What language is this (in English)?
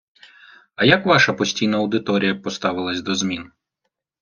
Ukrainian